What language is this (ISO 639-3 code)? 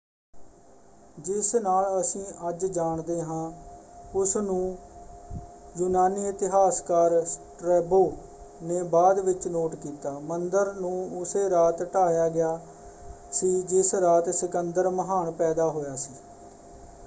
pan